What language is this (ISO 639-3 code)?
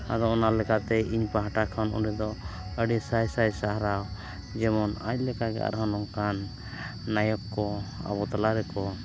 sat